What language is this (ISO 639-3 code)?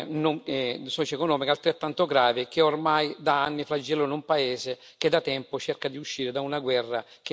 ita